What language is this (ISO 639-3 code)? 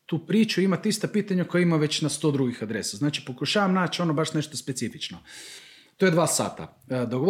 hrv